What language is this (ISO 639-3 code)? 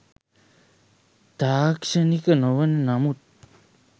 sin